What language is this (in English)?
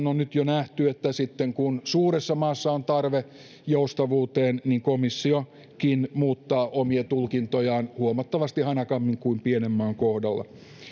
Finnish